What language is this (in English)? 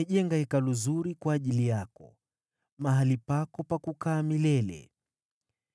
Swahili